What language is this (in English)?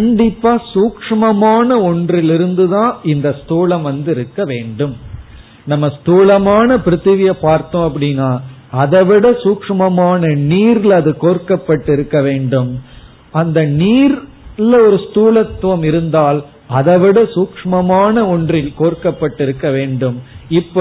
Tamil